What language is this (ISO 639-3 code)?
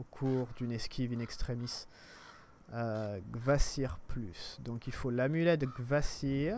fra